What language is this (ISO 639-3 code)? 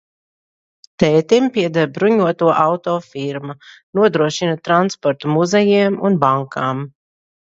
lav